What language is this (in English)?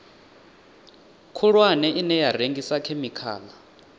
Venda